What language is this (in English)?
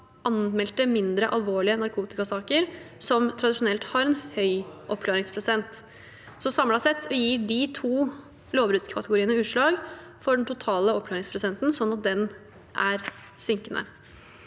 Norwegian